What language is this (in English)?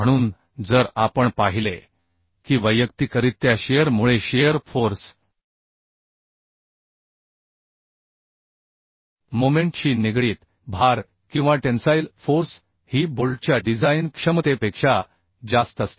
Marathi